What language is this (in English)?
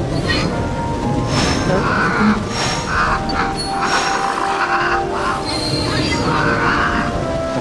Japanese